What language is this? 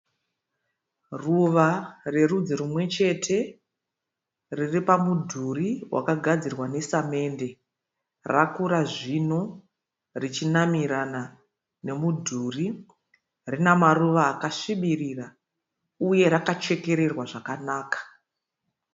Shona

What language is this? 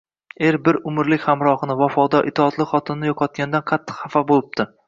Uzbek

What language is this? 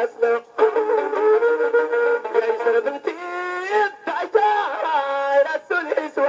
Arabic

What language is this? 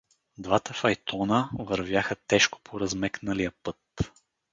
Bulgarian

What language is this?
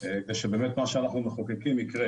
Hebrew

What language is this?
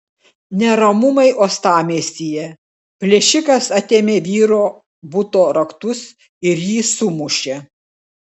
Lithuanian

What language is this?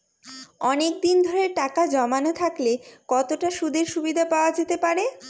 Bangla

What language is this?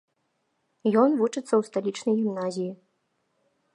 Belarusian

